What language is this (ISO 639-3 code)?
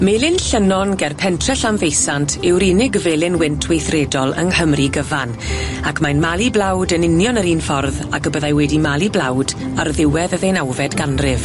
cym